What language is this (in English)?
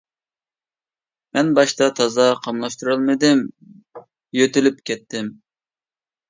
Uyghur